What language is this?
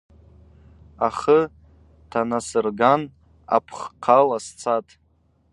Abaza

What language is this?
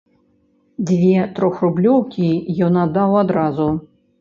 Belarusian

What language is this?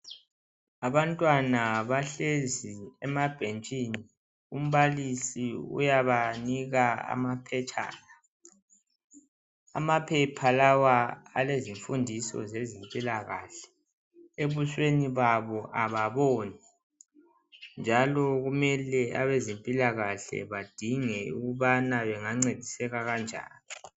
North Ndebele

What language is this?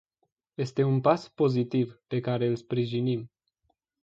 Romanian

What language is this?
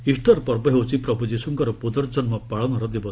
Odia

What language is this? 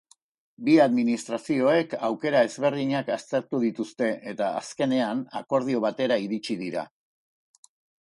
Basque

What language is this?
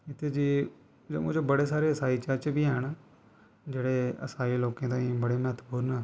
Dogri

